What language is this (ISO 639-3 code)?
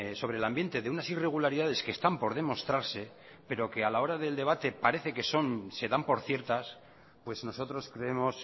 spa